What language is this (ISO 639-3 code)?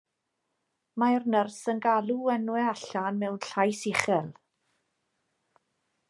cym